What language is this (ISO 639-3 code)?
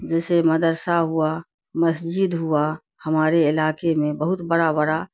urd